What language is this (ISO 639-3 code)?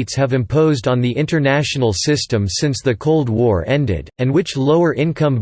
eng